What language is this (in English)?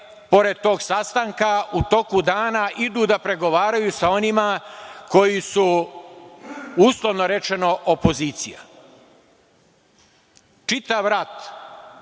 Serbian